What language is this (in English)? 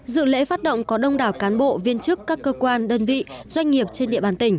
Vietnamese